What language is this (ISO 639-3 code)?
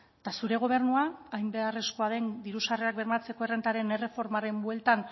eus